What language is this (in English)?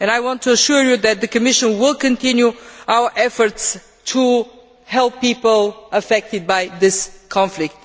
English